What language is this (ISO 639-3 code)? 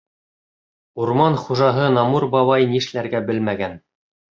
bak